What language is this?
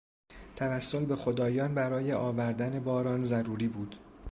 Persian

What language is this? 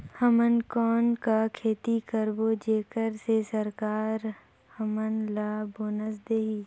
Chhattisgarhi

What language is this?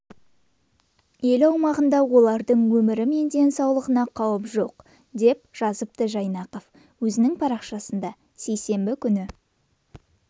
Kazakh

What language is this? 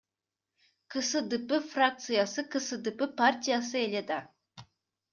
Kyrgyz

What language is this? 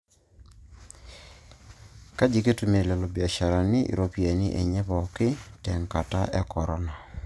Masai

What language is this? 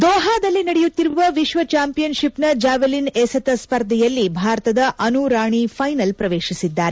Kannada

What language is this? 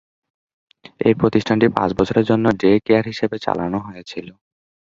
Bangla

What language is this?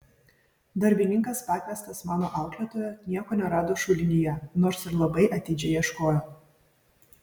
Lithuanian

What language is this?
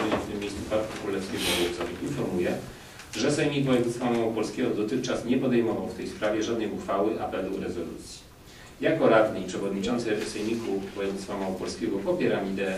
Polish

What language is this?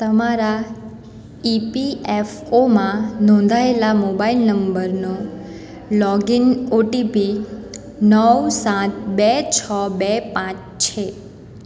Gujarati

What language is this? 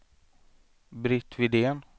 Swedish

